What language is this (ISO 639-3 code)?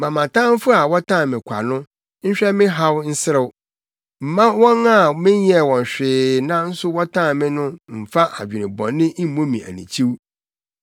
aka